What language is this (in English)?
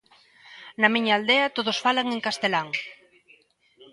Galician